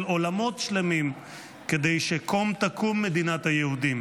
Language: Hebrew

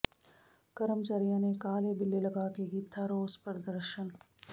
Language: Punjabi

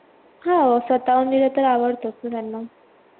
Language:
Marathi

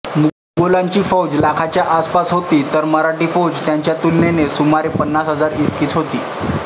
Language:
Marathi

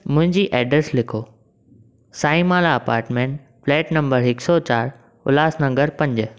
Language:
Sindhi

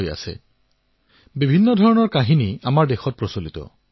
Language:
Assamese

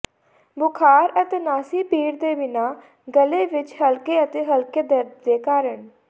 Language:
Punjabi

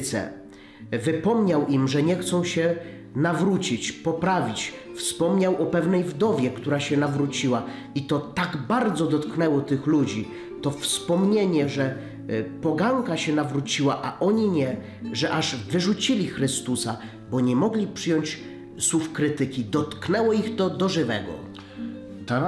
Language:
Polish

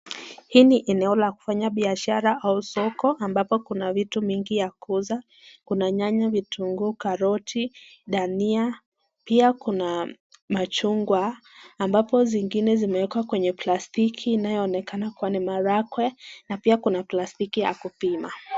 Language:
Swahili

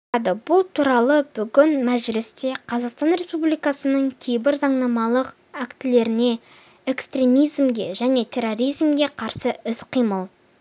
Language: Kazakh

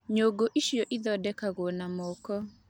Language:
Kikuyu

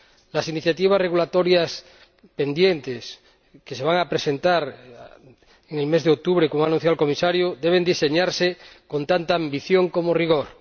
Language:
Spanish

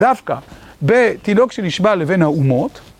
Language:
Hebrew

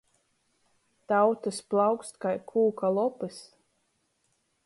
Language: Latgalian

